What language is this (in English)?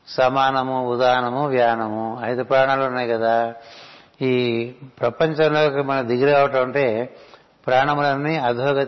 Telugu